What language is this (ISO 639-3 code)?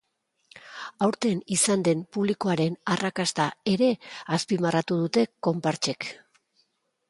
eus